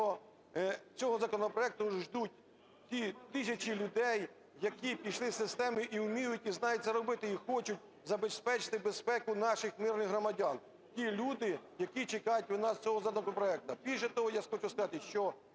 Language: Ukrainian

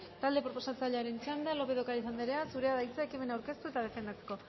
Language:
Basque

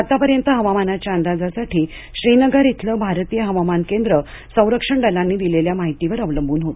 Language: Marathi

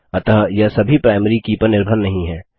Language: Hindi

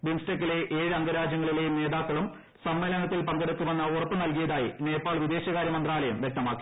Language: Malayalam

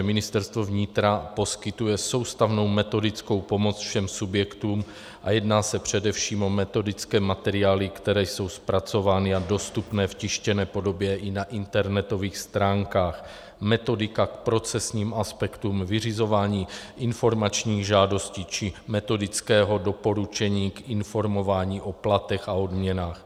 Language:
Czech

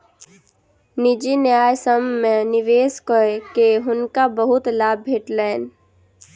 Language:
Maithili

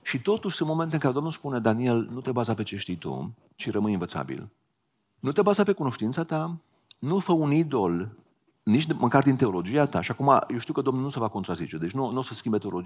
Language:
Romanian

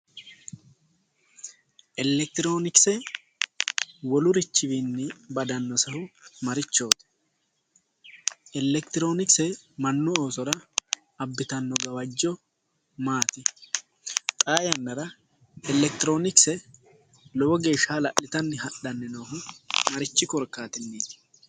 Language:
Sidamo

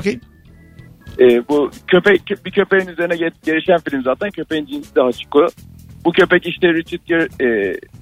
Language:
Turkish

